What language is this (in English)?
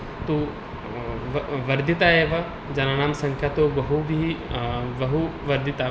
Sanskrit